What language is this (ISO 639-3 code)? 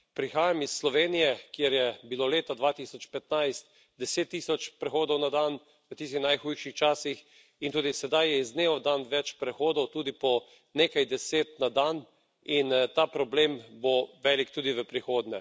slv